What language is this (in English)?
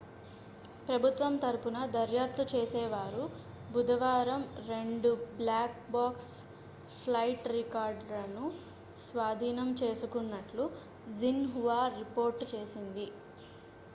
Telugu